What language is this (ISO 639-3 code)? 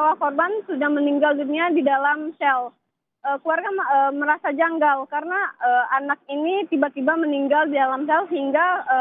ind